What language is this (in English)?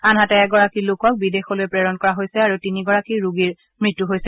Assamese